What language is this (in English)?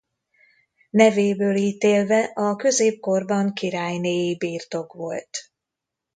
Hungarian